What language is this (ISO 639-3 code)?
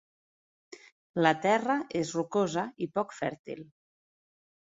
cat